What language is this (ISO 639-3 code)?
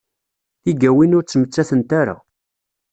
kab